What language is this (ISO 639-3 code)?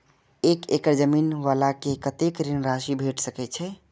mai